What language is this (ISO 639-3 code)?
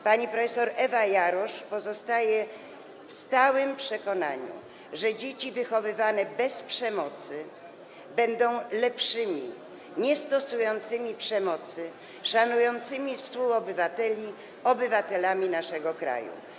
pol